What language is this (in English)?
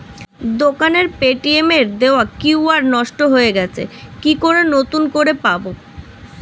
Bangla